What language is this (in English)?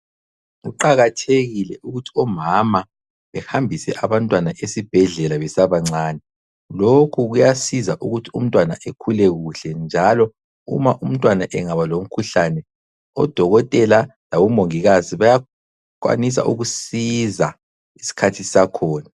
North Ndebele